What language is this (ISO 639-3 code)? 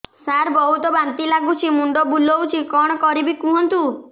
ori